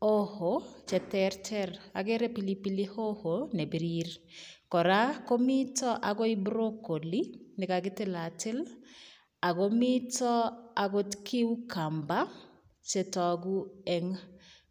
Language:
Kalenjin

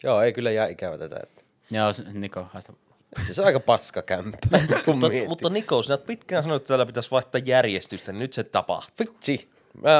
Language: Finnish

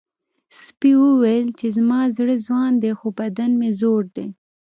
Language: Pashto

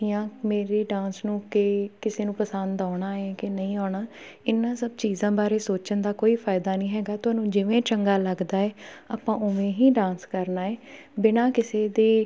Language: Punjabi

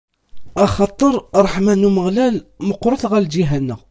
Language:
Kabyle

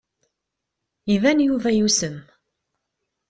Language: Kabyle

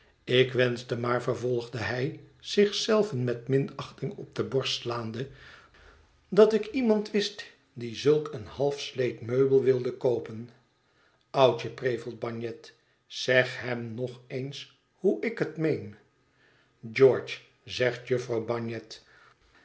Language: Dutch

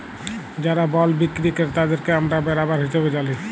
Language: Bangla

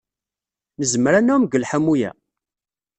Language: Kabyle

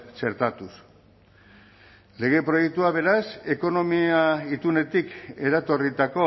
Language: Basque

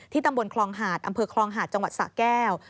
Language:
Thai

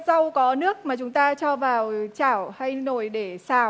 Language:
Vietnamese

